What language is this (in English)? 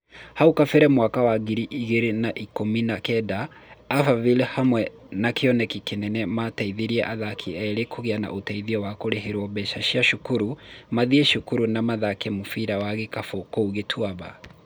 Kikuyu